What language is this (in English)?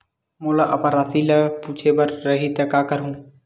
Chhattisgarhi